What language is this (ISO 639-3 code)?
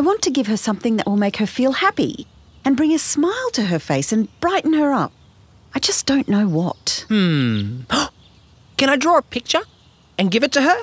eng